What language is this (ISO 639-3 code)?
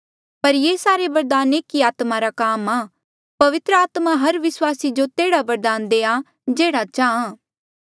mjl